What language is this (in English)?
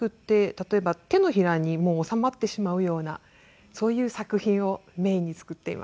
Japanese